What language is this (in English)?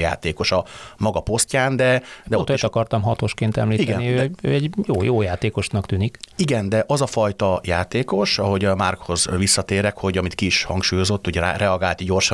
Hungarian